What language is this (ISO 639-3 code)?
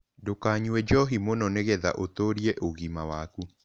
kik